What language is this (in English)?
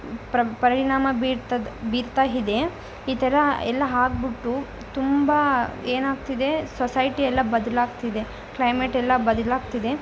Kannada